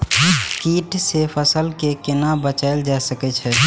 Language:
Maithili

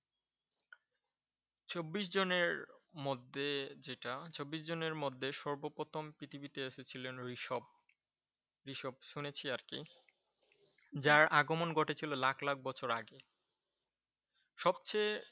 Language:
Bangla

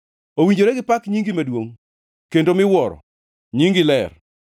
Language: Luo (Kenya and Tanzania)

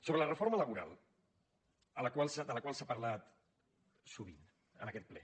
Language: Catalan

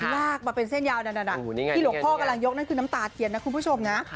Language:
Thai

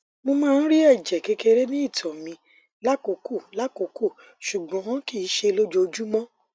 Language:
Yoruba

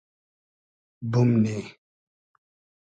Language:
Hazaragi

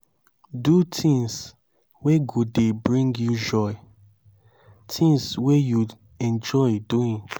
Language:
Nigerian Pidgin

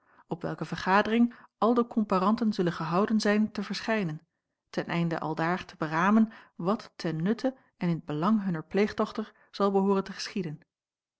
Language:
Dutch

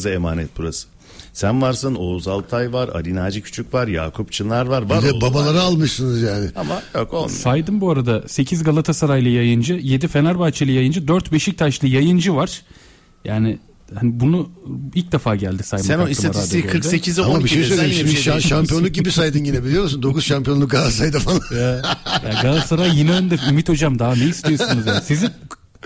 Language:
Turkish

